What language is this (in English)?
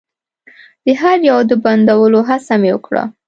Pashto